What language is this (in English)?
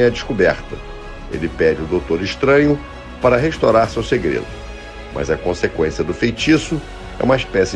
Portuguese